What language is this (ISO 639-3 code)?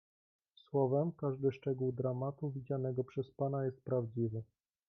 pol